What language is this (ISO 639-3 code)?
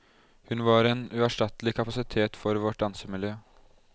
nor